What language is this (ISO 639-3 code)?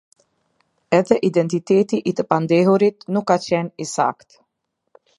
sqi